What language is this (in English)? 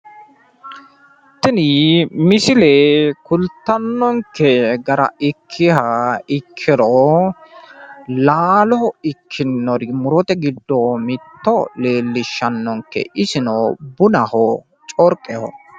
Sidamo